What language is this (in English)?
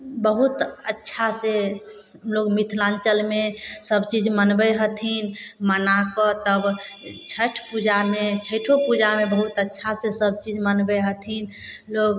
Maithili